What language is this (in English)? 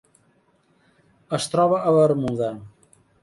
Catalan